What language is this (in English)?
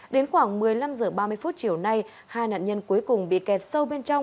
Vietnamese